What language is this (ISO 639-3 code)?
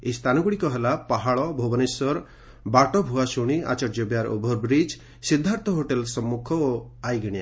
ori